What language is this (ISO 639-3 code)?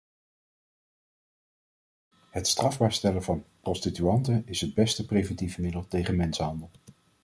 nld